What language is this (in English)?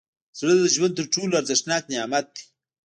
Pashto